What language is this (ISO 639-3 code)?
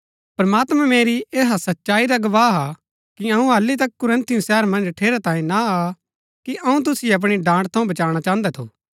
gbk